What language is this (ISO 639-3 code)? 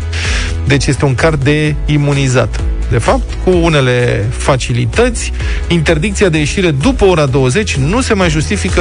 ron